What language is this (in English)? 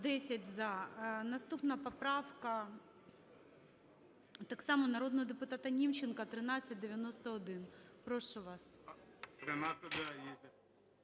Ukrainian